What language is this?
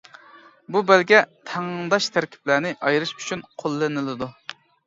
Uyghur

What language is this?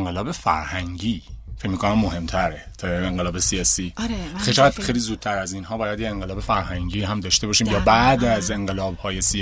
Persian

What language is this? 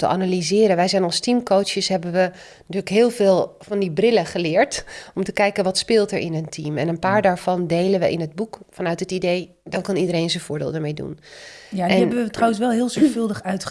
Dutch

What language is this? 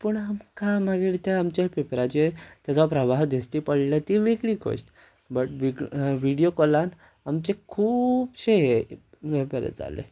Konkani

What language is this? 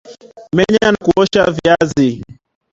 Swahili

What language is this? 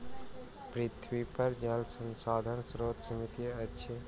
Maithili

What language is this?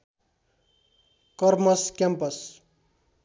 Nepali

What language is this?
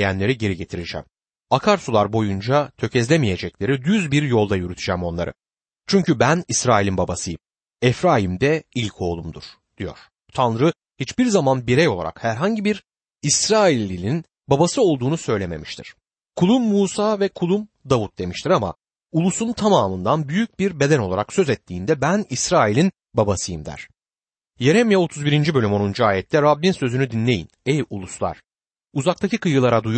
Turkish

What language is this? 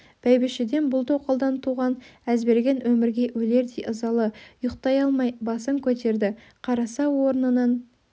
Kazakh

